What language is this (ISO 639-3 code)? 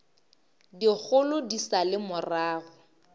nso